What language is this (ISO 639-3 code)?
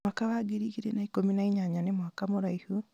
kik